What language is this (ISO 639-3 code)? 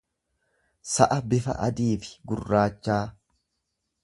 orm